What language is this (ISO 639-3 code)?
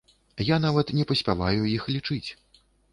bel